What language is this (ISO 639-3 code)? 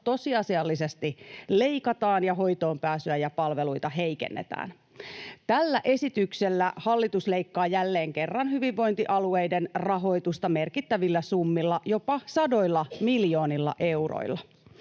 fin